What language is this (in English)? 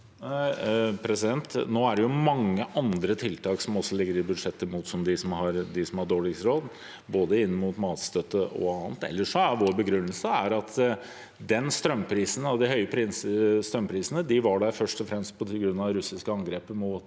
Norwegian